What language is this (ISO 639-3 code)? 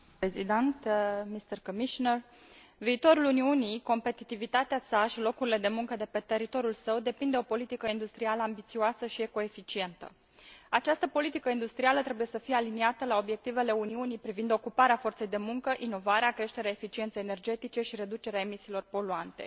ron